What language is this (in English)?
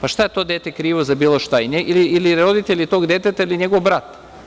Serbian